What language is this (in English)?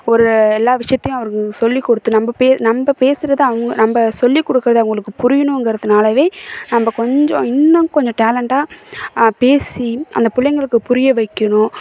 Tamil